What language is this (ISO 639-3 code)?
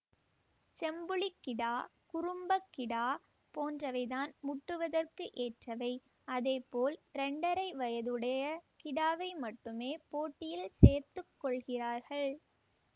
tam